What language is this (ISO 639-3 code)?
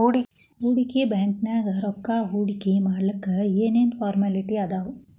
kan